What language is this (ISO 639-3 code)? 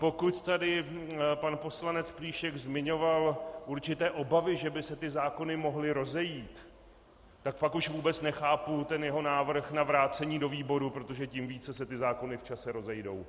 ces